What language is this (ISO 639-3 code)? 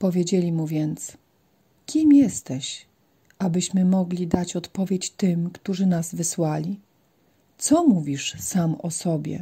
pol